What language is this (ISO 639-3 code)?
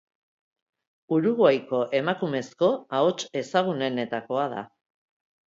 eus